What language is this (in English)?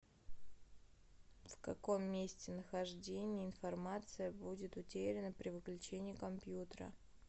Russian